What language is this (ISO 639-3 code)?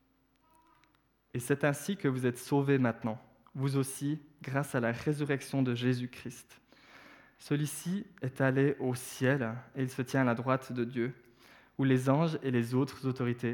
fra